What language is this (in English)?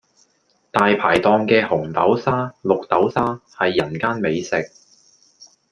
Cantonese